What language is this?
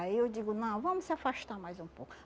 Portuguese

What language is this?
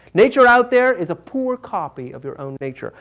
English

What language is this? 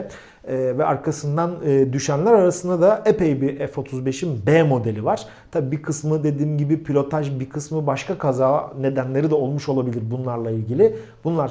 Turkish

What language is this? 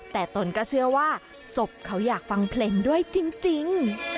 Thai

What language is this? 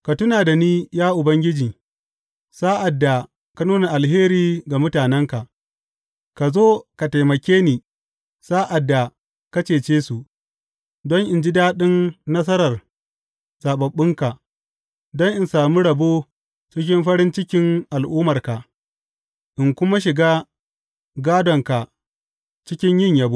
Hausa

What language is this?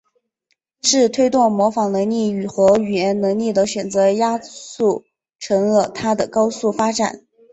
Chinese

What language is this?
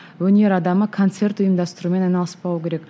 Kazakh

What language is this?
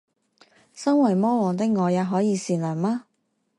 Chinese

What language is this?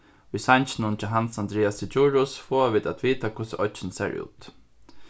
Faroese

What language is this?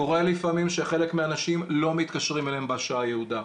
Hebrew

